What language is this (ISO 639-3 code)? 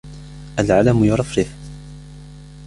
ara